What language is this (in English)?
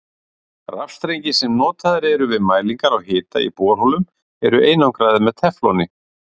Icelandic